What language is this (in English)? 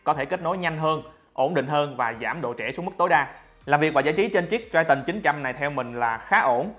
Vietnamese